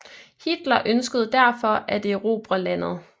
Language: Danish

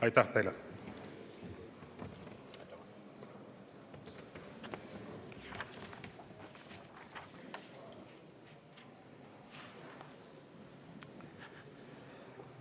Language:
Estonian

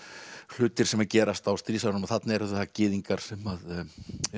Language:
Icelandic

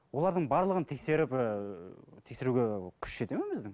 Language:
Kazakh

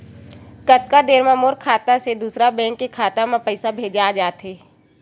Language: Chhattisgarhi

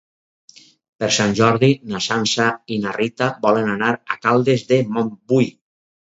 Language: Catalan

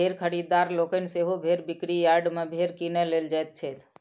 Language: Maithili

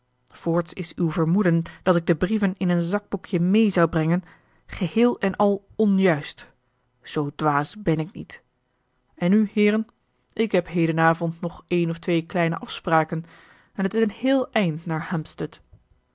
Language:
Dutch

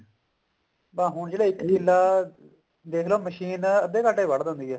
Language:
Punjabi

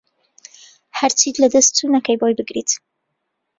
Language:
Central Kurdish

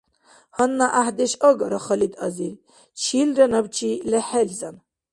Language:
Dargwa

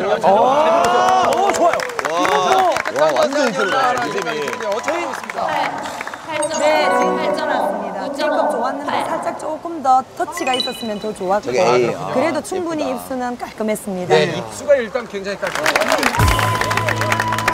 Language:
Korean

